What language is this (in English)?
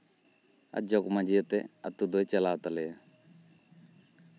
Santali